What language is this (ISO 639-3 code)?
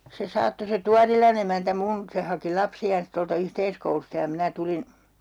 fin